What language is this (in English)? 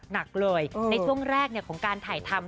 Thai